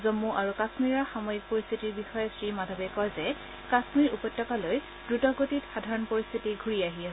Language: Assamese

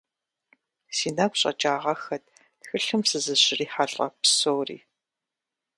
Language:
Kabardian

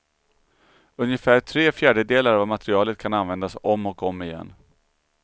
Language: Swedish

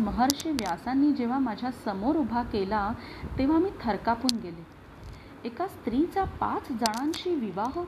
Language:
Marathi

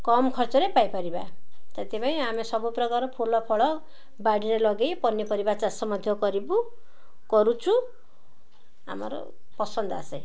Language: Odia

